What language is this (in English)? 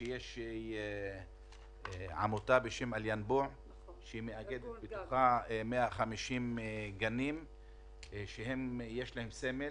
Hebrew